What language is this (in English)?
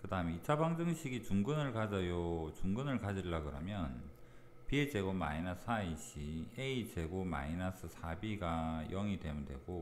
Korean